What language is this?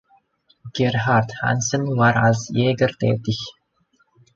German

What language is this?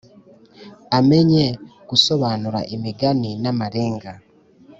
Kinyarwanda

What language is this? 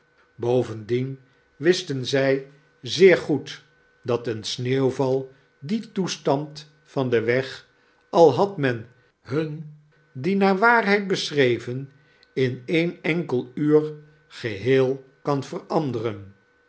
Dutch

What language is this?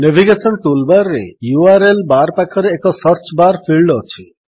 Odia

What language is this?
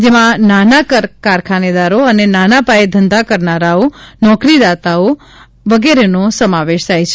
Gujarati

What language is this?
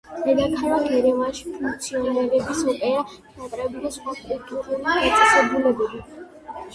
Georgian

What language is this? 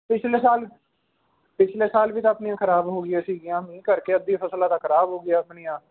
Punjabi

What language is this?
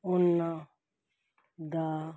Punjabi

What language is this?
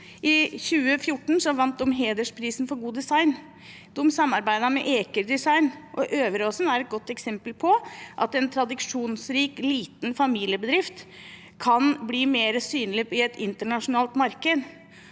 Norwegian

